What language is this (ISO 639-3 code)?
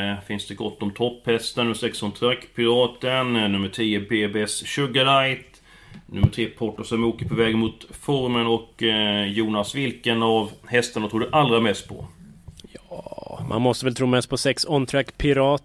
swe